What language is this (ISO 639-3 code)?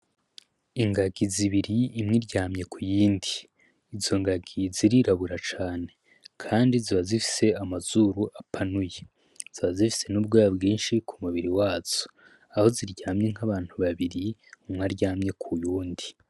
run